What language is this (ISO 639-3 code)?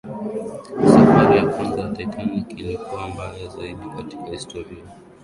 swa